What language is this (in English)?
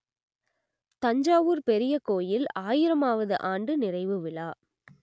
Tamil